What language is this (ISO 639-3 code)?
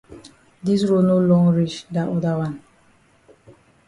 wes